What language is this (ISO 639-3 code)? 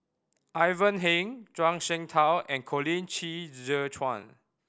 eng